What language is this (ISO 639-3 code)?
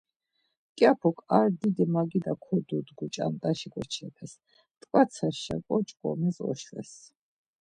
lzz